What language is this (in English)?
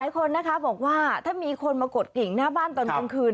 Thai